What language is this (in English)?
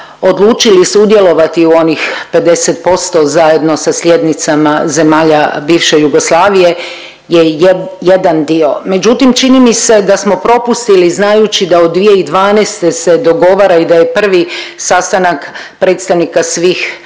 Croatian